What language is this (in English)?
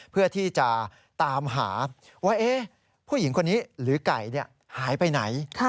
Thai